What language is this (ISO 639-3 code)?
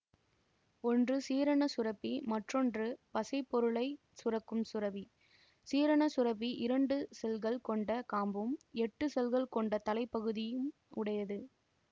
tam